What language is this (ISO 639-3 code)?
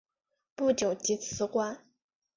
zho